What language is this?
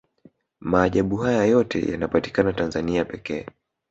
Swahili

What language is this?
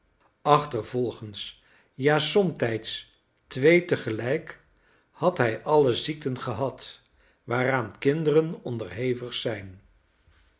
Dutch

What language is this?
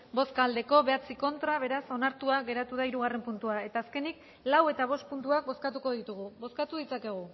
Basque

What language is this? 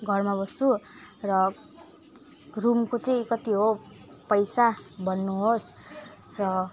Nepali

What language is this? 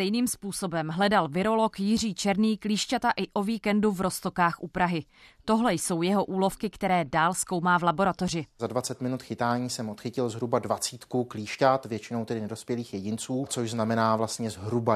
Czech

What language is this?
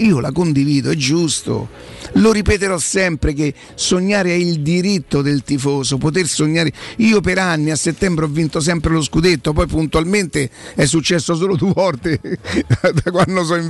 Italian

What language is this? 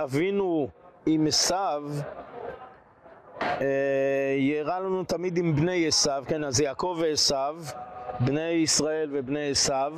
Hebrew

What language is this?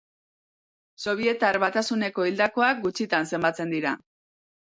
Basque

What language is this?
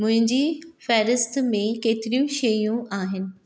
Sindhi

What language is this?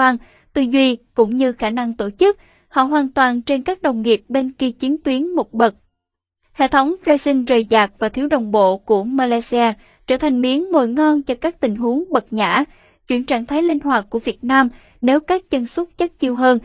Vietnamese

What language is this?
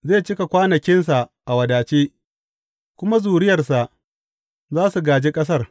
Hausa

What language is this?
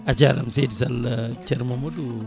Fula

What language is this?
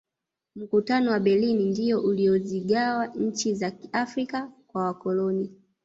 Swahili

